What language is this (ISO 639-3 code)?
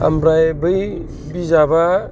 brx